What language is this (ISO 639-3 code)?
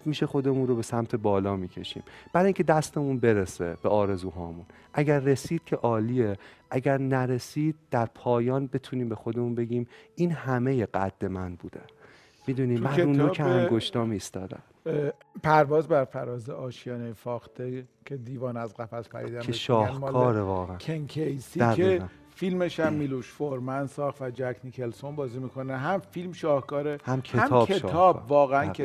fas